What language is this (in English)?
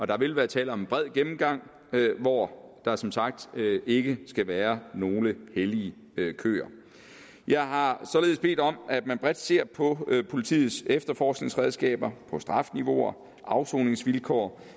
Danish